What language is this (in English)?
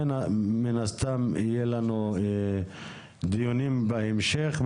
Hebrew